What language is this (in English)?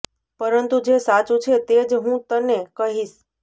Gujarati